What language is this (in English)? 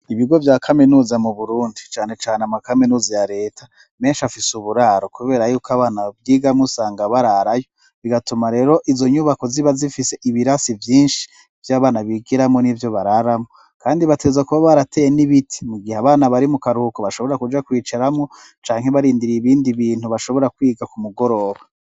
Rundi